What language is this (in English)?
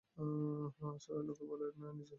Bangla